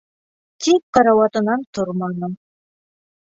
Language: Bashkir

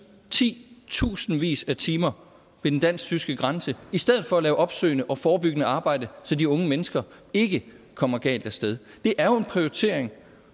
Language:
Danish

